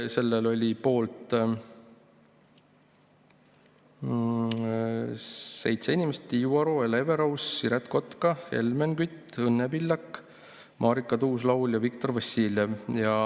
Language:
Estonian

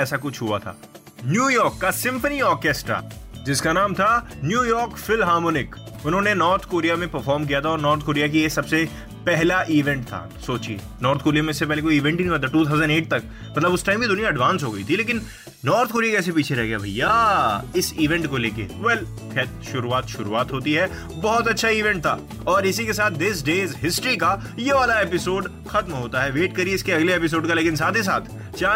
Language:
Hindi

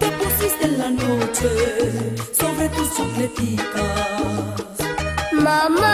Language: Romanian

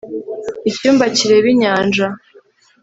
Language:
Kinyarwanda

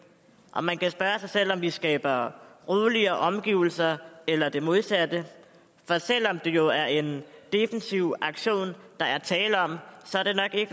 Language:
Danish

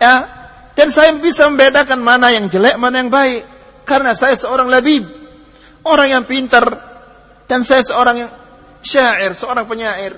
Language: Malay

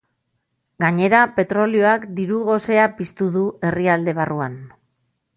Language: Basque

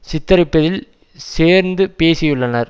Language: Tamil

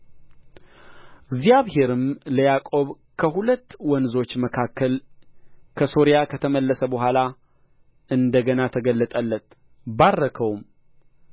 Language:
Amharic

